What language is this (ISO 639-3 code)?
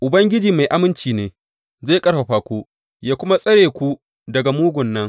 hau